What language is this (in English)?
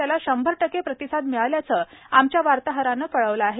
Marathi